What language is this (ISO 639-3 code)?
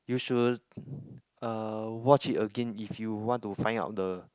eng